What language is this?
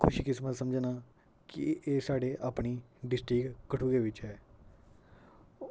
Dogri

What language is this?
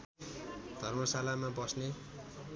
Nepali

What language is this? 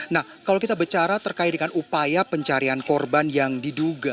Indonesian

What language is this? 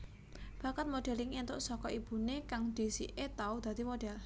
Javanese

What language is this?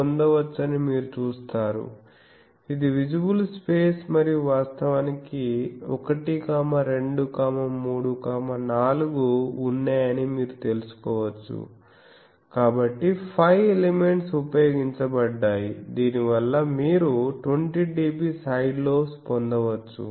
Telugu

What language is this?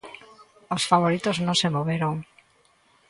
Galician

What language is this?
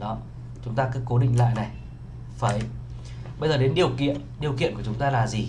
Vietnamese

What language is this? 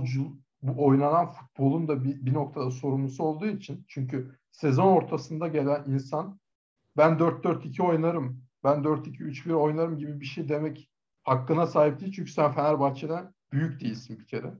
Turkish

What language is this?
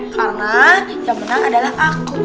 Indonesian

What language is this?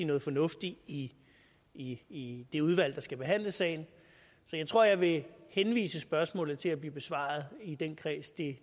Danish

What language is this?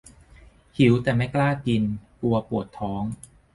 Thai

